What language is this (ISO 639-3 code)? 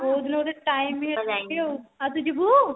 ori